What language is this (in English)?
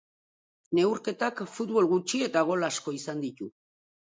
Basque